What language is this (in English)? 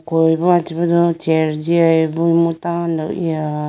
Idu-Mishmi